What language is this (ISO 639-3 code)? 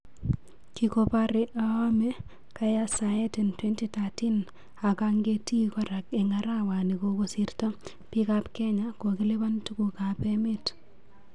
kln